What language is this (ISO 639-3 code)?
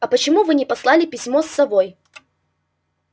rus